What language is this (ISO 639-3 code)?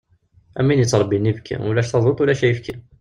kab